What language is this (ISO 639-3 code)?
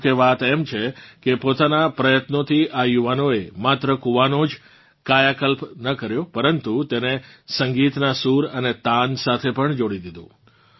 guj